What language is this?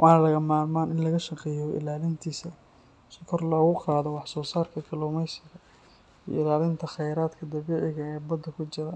Somali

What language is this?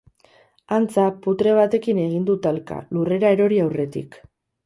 Basque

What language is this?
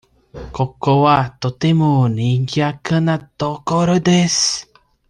Japanese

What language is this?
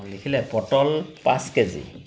Assamese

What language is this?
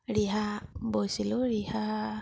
Assamese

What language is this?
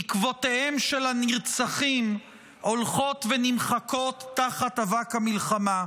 Hebrew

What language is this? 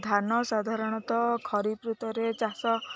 Odia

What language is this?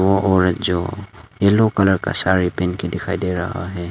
Hindi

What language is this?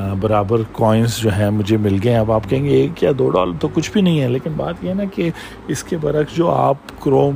Urdu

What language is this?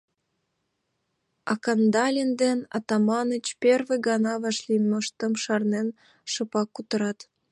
Mari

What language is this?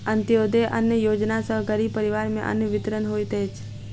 Maithili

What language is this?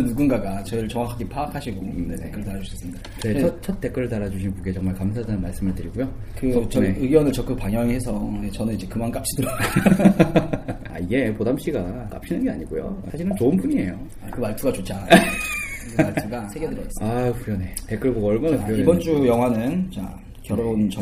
Korean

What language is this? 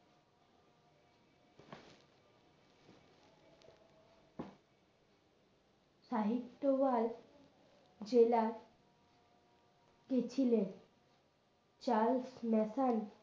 Bangla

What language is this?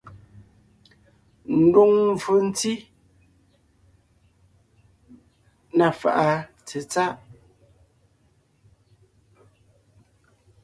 Ngiemboon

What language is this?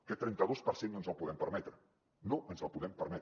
Catalan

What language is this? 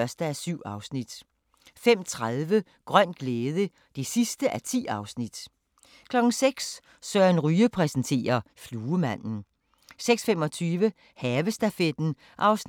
Danish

